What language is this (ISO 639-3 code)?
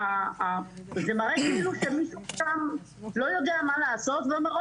heb